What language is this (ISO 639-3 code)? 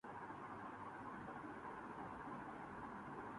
urd